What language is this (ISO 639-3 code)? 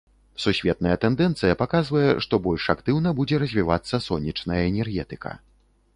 bel